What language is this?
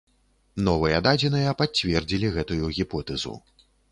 Belarusian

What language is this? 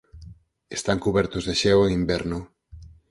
Galician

